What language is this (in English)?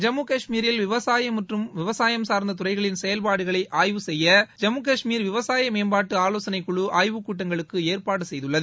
Tamil